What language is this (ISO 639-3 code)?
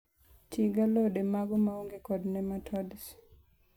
luo